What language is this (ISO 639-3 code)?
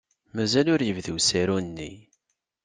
kab